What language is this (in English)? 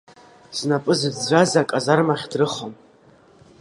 Abkhazian